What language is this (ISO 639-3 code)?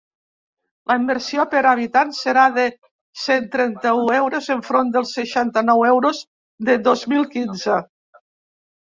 cat